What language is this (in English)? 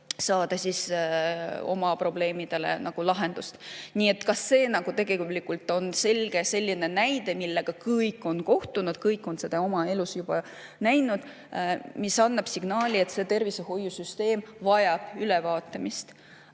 Estonian